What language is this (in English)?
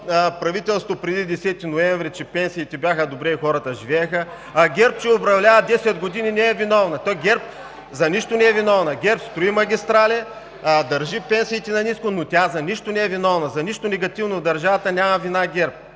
Bulgarian